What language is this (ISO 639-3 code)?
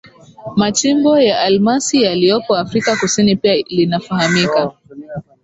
swa